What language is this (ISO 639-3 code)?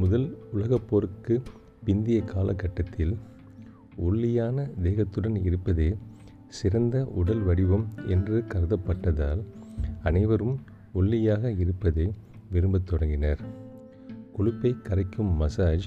tam